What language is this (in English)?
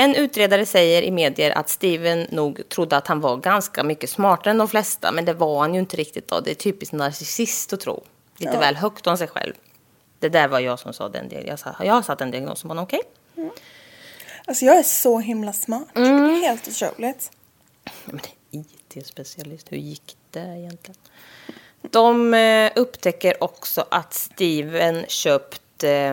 Swedish